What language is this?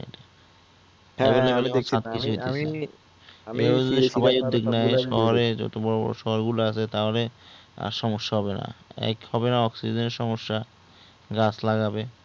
Bangla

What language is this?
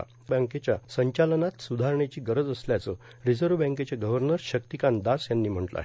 Marathi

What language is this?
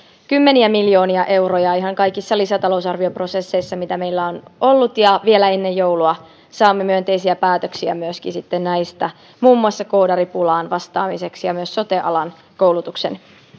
Finnish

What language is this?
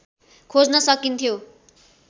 Nepali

